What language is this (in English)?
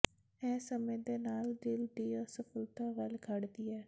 Punjabi